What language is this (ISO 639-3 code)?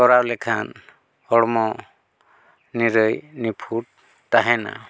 sat